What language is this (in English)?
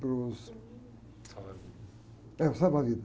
Portuguese